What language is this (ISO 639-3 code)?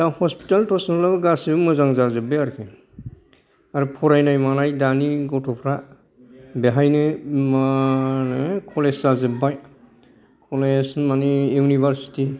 brx